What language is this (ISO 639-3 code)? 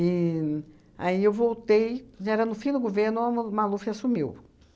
por